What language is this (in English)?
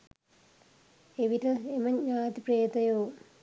Sinhala